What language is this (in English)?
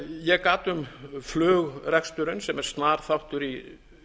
Icelandic